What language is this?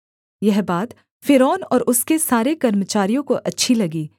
Hindi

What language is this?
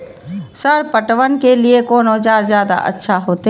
Maithili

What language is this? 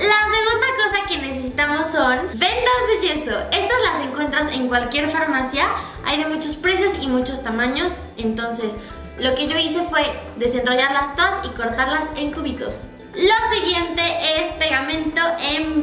Spanish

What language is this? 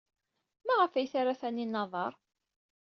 Kabyle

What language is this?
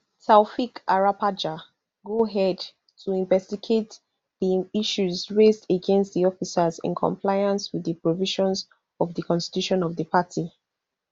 Nigerian Pidgin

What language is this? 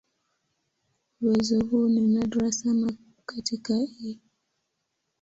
Swahili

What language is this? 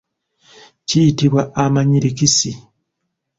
Ganda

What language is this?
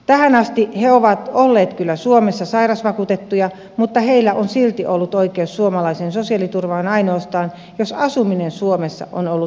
Finnish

